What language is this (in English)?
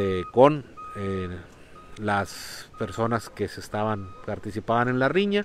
Spanish